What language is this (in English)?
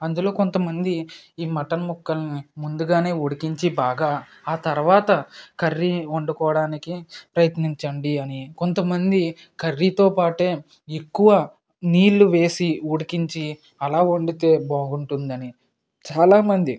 Telugu